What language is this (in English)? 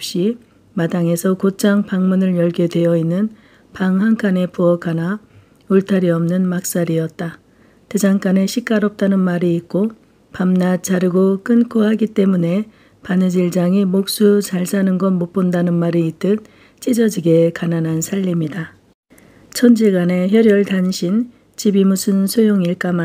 Korean